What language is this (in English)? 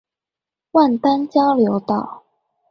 Chinese